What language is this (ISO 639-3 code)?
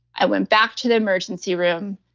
eng